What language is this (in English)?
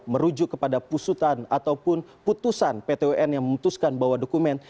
Indonesian